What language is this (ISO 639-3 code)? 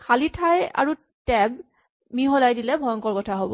asm